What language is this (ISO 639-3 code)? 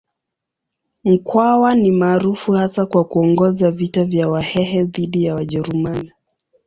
swa